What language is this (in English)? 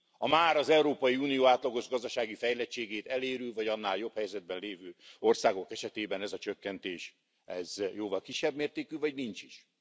Hungarian